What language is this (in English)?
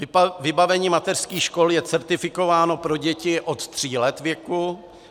Czech